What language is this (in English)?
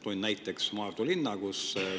Estonian